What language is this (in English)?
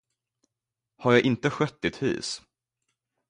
Swedish